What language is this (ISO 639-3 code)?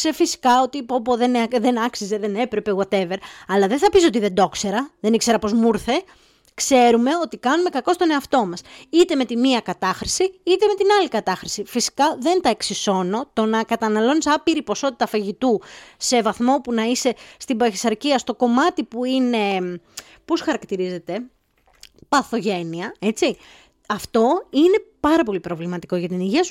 ell